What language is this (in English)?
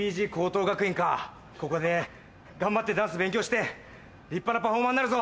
Japanese